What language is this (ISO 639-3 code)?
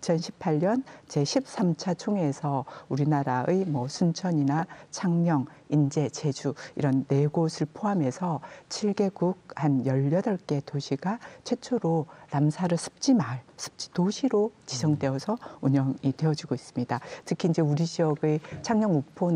kor